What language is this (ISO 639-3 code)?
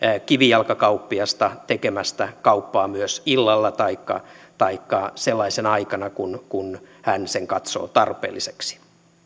fin